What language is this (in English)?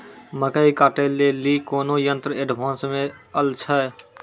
Maithili